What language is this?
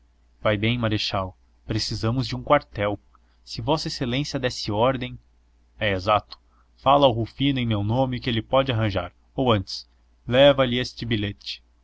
Portuguese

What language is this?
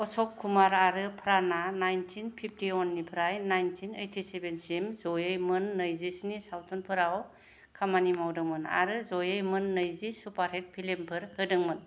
Bodo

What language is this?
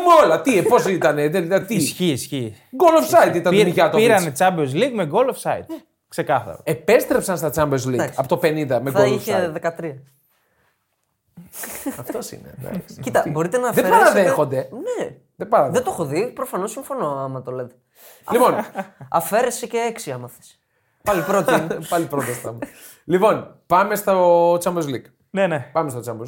Greek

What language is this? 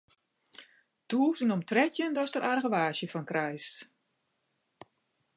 Western Frisian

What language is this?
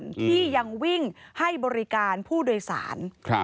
Thai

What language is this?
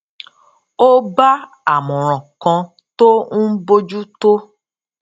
Yoruba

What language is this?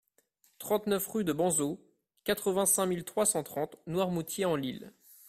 French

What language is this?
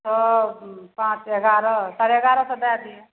Maithili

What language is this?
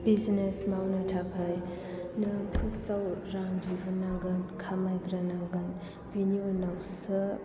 Bodo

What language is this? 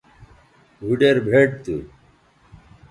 Bateri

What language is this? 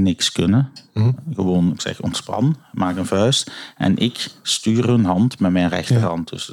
Dutch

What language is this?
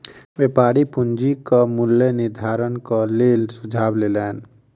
Maithili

